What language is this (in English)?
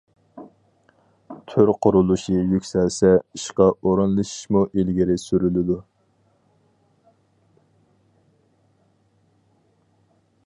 Uyghur